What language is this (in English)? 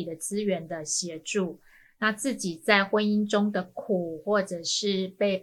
Chinese